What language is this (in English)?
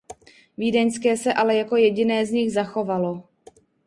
Czech